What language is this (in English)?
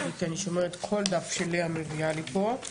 Hebrew